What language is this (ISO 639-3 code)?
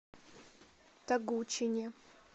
rus